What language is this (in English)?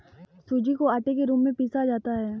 Hindi